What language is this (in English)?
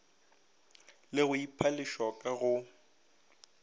Northern Sotho